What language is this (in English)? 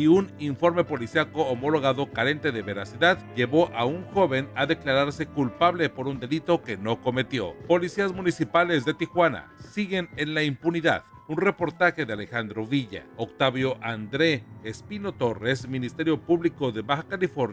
Spanish